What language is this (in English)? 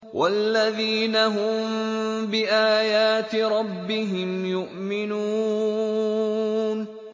Arabic